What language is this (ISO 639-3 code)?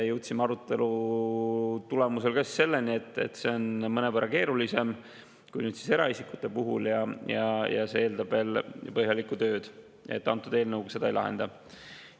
est